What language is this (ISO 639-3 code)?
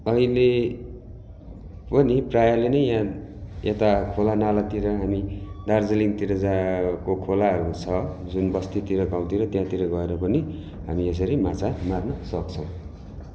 nep